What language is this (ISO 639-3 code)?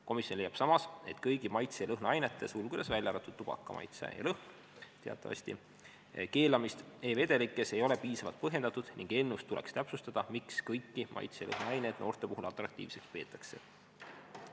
est